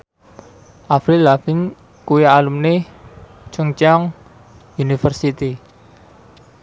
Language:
Javanese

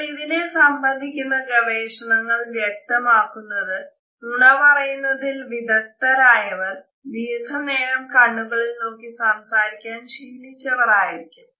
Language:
Malayalam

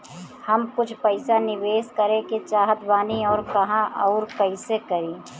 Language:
Bhojpuri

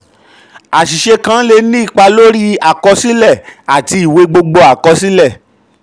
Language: Yoruba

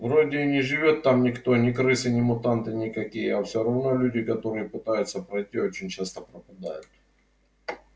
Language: Russian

